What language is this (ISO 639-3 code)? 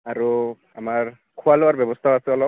asm